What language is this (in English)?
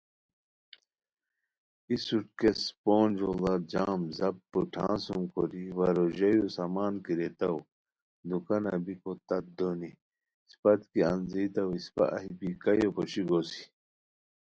Khowar